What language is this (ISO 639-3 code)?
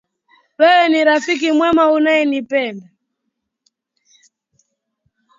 swa